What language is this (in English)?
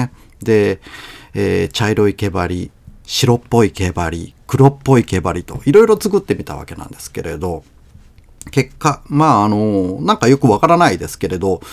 Japanese